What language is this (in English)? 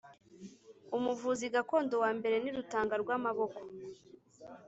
Kinyarwanda